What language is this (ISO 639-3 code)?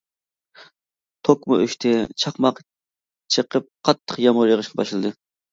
uig